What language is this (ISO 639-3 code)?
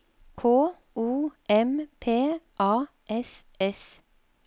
nor